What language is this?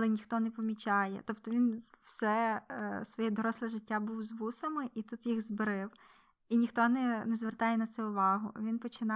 Ukrainian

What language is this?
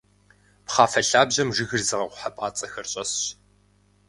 Kabardian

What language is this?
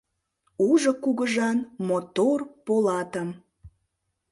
Mari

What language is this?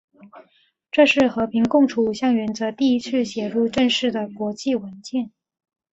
Chinese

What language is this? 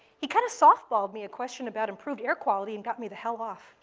English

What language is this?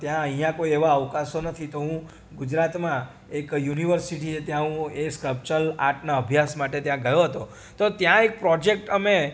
Gujarati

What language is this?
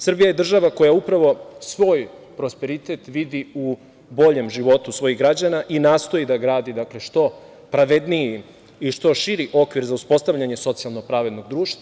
Serbian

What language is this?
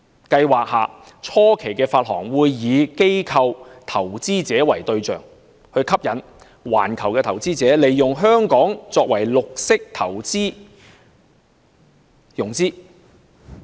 Cantonese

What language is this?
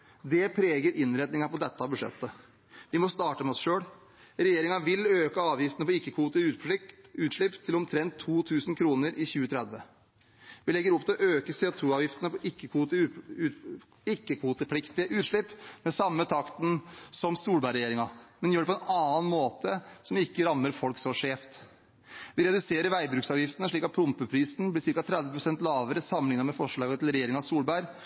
Norwegian Bokmål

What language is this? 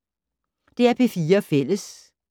Danish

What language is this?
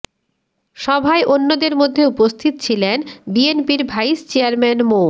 Bangla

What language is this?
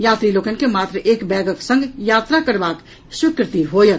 Maithili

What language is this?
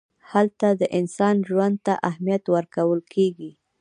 Pashto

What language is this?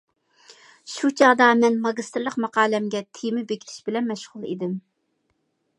Uyghur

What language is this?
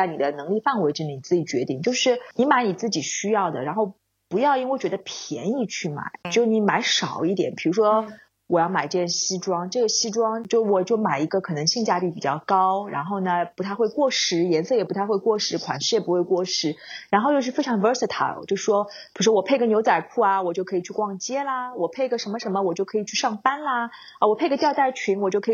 Chinese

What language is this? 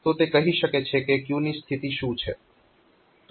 Gujarati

